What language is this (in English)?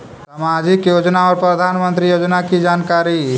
Magahi